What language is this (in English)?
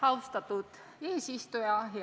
Estonian